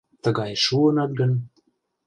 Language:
Mari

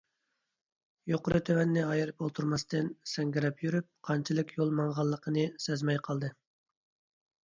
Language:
Uyghur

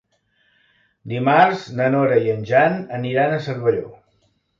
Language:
Catalan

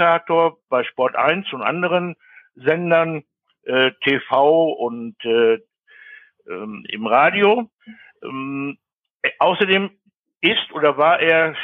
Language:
German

